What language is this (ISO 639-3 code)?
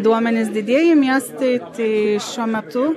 lit